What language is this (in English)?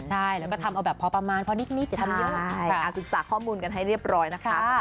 Thai